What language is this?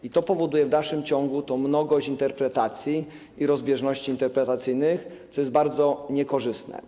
Polish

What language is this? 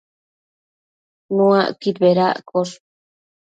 Matsés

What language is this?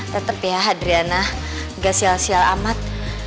Indonesian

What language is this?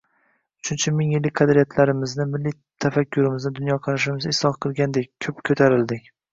Uzbek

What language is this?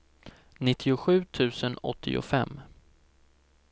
Swedish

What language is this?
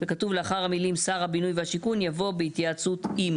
Hebrew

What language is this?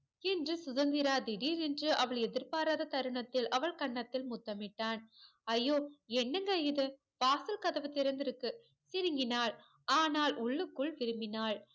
Tamil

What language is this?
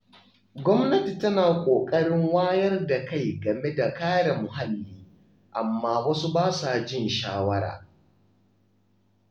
Hausa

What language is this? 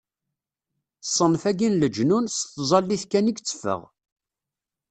Kabyle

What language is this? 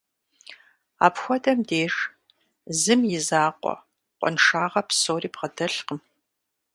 Kabardian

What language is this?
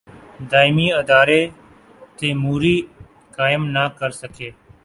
Urdu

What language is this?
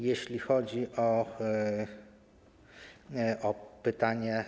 Polish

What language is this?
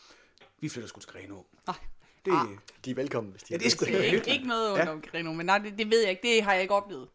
Danish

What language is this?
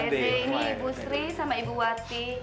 Indonesian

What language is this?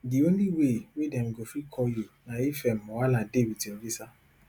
Nigerian Pidgin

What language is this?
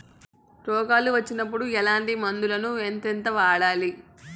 Telugu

